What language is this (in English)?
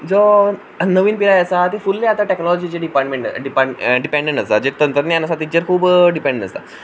Konkani